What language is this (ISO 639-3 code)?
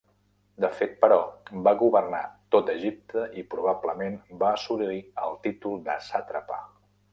cat